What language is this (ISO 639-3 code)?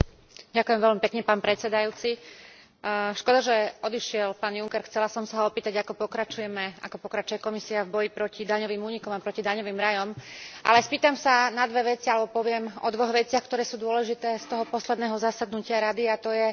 slk